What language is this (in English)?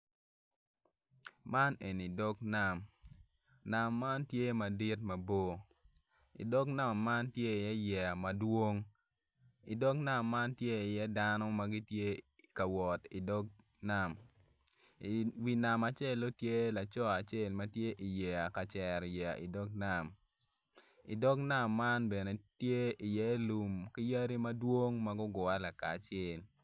Acoli